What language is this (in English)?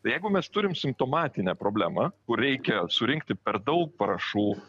Lithuanian